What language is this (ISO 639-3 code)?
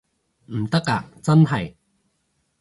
yue